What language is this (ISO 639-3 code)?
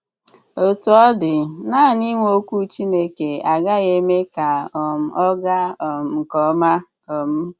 ibo